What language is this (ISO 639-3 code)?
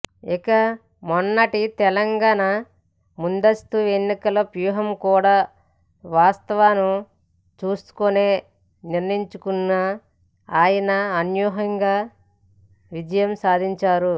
tel